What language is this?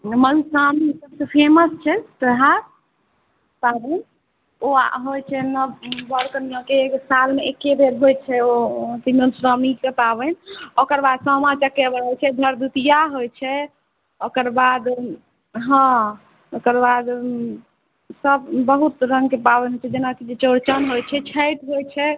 Maithili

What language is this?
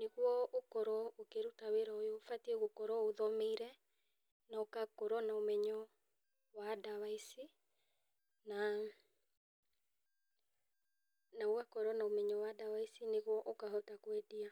Kikuyu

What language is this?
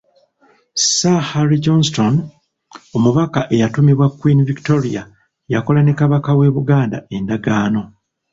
Ganda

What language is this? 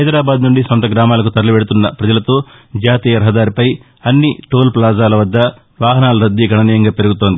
Telugu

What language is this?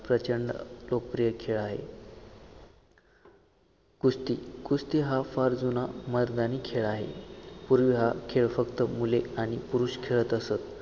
Marathi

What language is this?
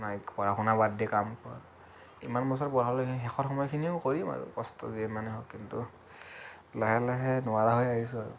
Assamese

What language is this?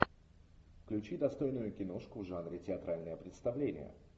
Russian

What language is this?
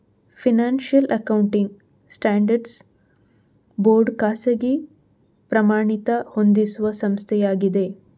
Kannada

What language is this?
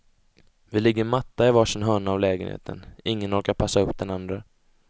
Swedish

